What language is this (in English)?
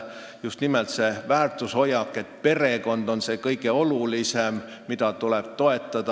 Estonian